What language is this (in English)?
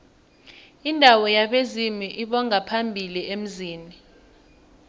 South Ndebele